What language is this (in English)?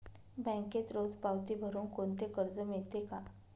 Marathi